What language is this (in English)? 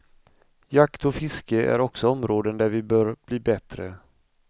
Swedish